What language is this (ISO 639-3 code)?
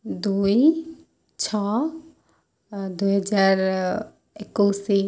ori